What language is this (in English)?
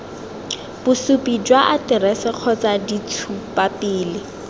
Tswana